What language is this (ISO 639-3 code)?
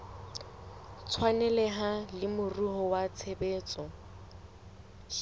sot